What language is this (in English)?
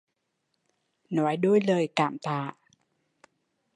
Vietnamese